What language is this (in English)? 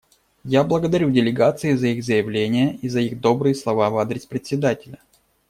Russian